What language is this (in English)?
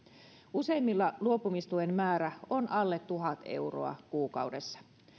Finnish